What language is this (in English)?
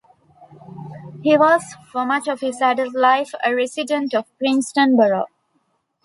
English